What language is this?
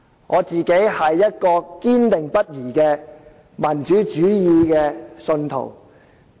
Cantonese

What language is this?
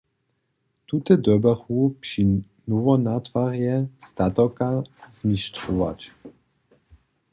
Upper Sorbian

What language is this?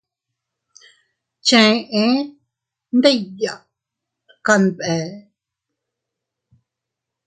Teutila Cuicatec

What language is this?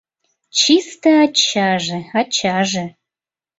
Mari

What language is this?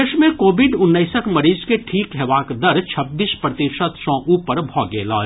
Maithili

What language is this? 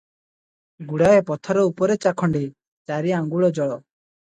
Odia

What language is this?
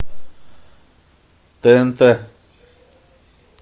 Russian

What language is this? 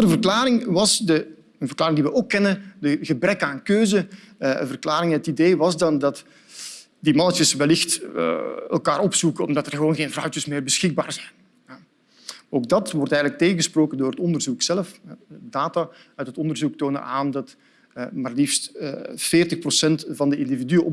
Dutch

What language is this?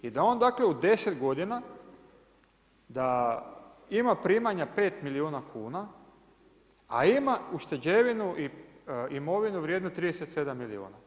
Croatian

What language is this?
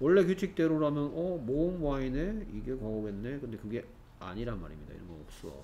Korean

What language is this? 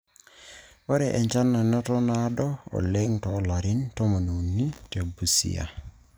Masai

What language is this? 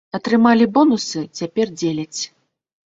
Belarusian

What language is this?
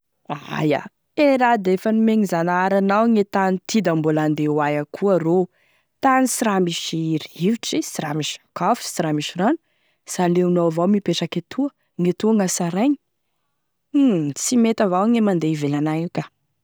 Tesaka Malagasy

